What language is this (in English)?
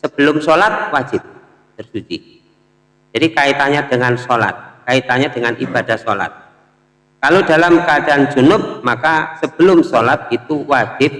Indonesian